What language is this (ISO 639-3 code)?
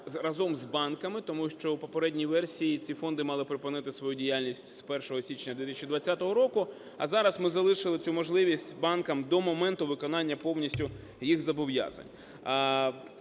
ukr